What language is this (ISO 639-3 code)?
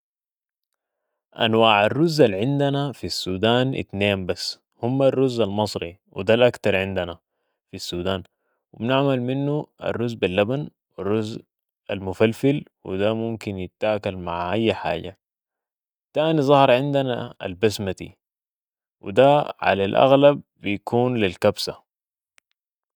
apd